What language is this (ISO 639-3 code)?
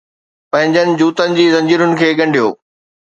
snd